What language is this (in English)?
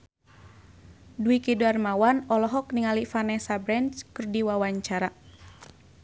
Sundanese